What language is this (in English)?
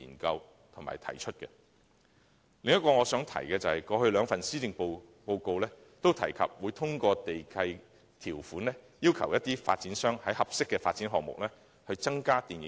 Cantonese